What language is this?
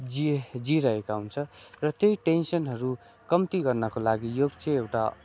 Nepali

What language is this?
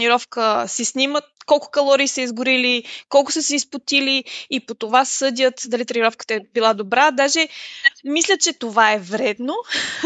Bulgarian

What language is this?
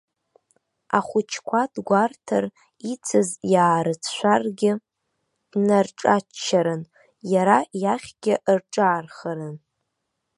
Abkhazian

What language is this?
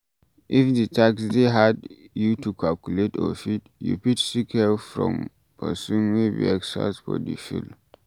Nigerian Pidgin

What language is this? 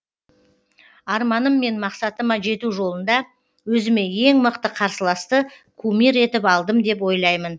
Kazakh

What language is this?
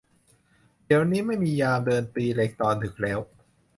Thai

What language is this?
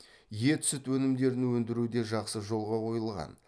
Kazakh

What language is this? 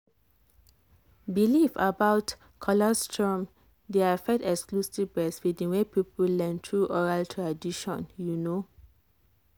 Nigerian Pidgin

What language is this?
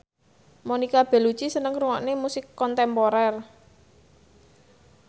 Javanese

